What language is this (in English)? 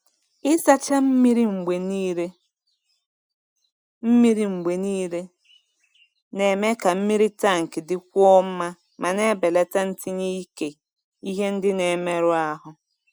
Igbo